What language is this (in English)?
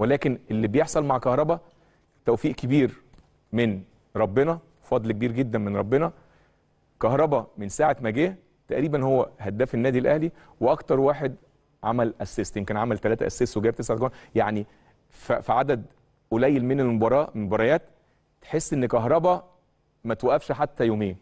Arabic